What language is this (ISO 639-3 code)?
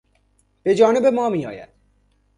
fas